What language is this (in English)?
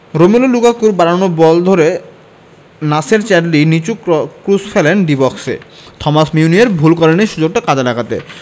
Bangla